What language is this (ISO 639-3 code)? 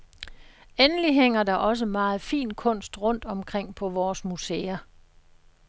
dan